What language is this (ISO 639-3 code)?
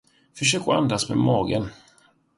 swe